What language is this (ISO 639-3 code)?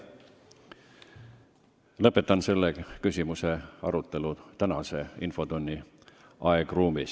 est